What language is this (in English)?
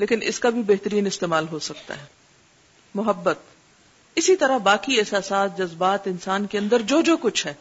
Urdu